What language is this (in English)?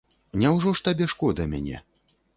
Belarusian